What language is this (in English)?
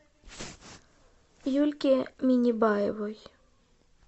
Russian